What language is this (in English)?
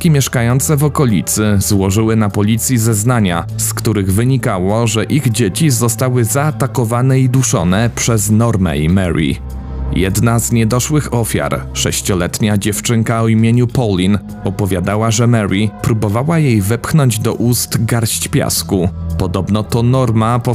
Polish